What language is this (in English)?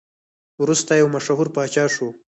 Pashto